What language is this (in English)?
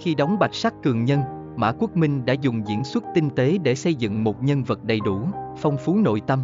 Vietnamese